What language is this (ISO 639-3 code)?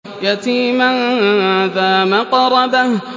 ara